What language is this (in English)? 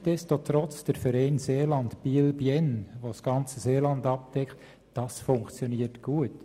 Swiss German